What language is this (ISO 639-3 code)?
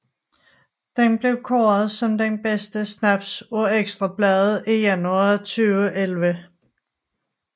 dan